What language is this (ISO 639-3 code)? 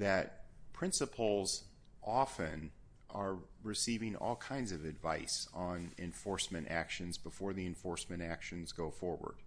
eng